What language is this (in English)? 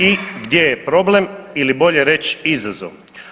Croatian